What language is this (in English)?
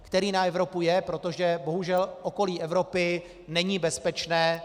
Czech